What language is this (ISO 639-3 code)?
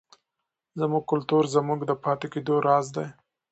pus